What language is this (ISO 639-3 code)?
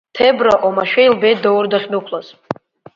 abk